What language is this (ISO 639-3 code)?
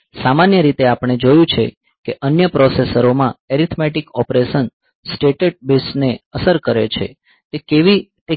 guj